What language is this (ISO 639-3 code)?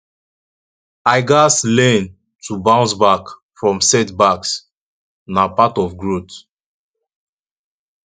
pcm